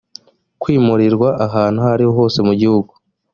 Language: Kinyarwanda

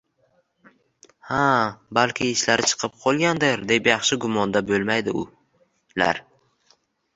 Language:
Uzbek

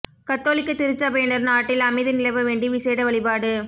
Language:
Tamil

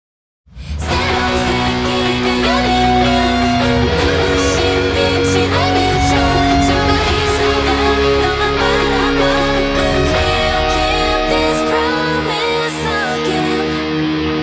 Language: Indonesian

